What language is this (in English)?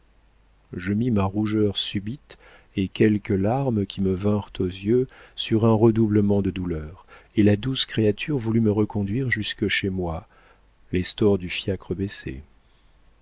French